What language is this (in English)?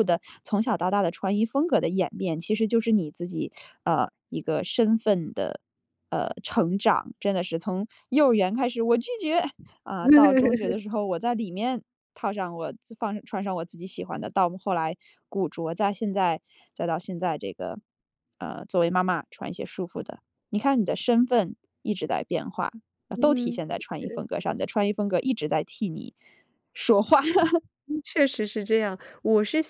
Chinese